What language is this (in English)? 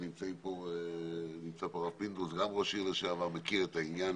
Hebrew